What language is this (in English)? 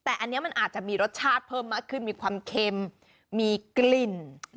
Thai